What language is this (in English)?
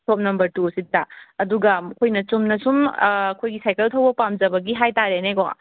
Manipuri